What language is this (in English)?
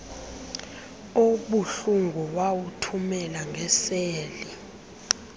Xhosa